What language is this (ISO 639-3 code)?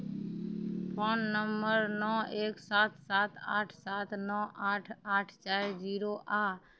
mai